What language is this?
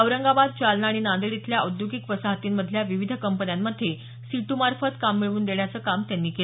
Marathi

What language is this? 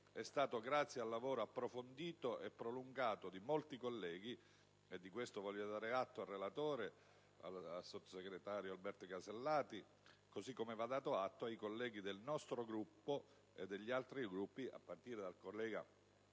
Italian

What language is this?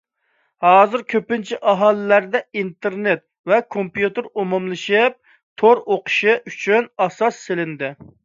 Uyghur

